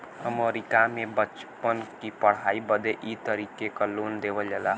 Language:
Bhojpuri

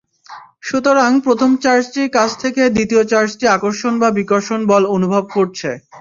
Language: Bangla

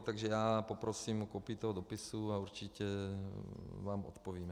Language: Czech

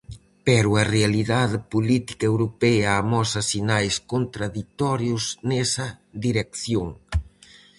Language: Galician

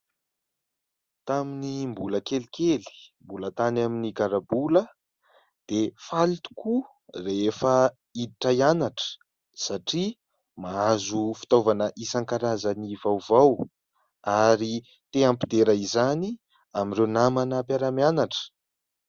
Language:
Malagasy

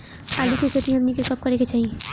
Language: Bhojpuri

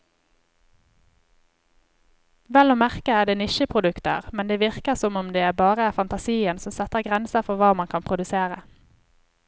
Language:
Norwegian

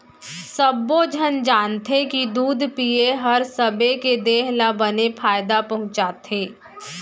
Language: Chhattisgarhi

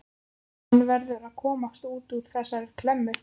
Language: Icelandic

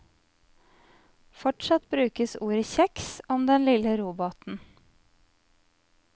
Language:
Norwegian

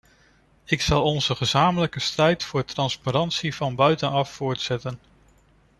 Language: Dutch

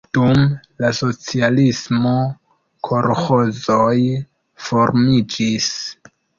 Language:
Esperanto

